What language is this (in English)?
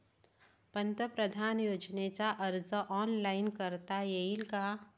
Marathi